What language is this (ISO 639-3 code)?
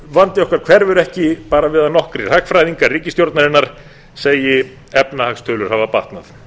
isl